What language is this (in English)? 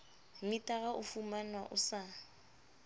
Southern Sotho